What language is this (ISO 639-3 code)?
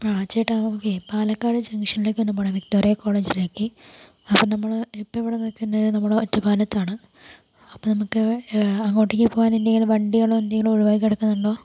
mal